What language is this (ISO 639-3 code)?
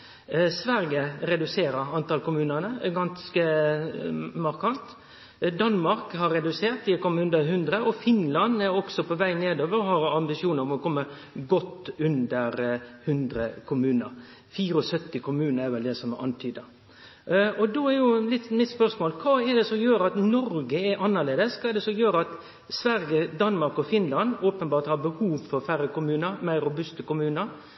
nno